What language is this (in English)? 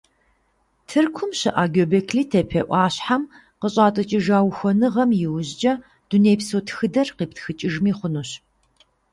Kabardian